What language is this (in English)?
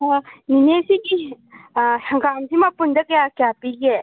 Manipuri